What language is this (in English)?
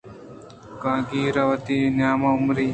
Eastern Balochi